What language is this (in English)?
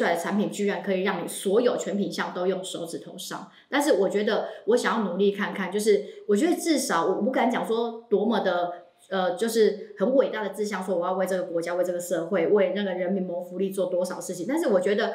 Chinese